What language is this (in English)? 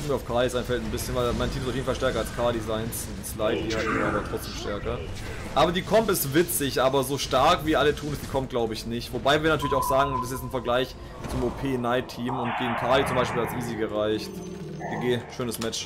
German